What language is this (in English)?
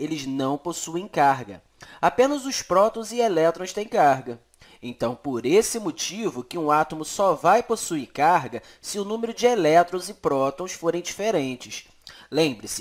Portuguese